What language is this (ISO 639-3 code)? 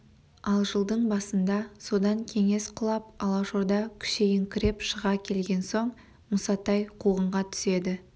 kaz